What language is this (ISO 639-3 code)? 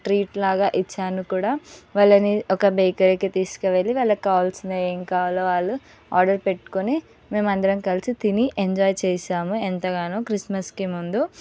tel